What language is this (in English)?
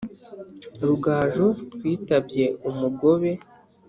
Kinyarwanda